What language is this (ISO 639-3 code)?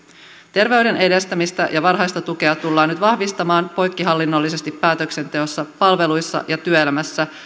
fin